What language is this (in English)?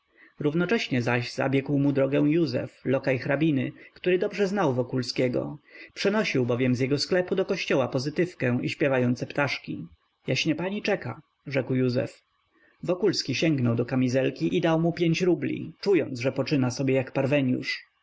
Polish